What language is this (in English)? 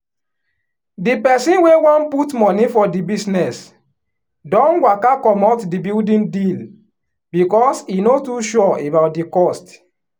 Nigerian Pidgin